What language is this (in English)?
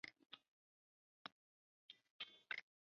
Chinese